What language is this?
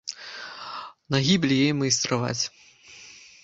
Belarusian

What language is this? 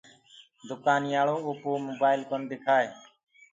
Gurgula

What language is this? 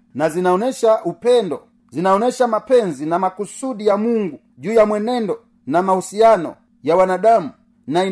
Swahili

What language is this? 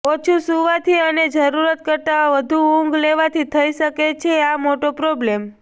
Gujarati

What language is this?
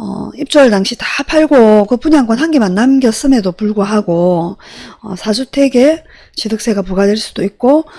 Korean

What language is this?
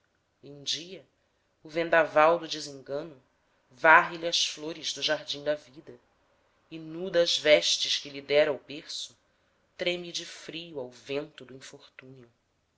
Portuguese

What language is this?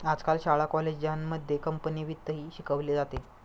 Marathi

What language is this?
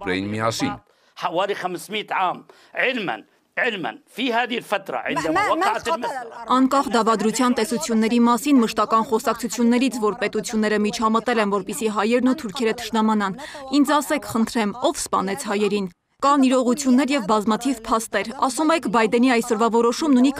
Turkish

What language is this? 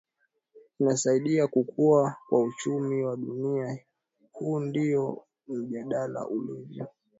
Swahili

